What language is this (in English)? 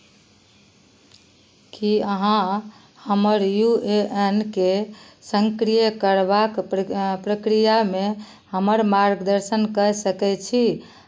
Maithili